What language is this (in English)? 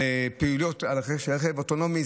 Hebrew